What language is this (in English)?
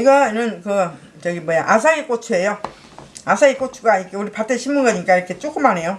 Korean